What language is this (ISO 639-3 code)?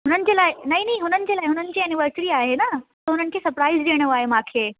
snd